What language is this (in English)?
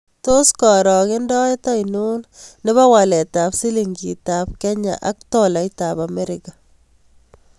Kalenjin